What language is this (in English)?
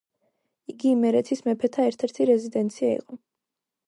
Georgian